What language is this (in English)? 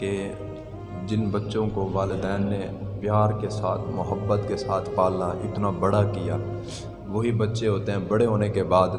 Urdu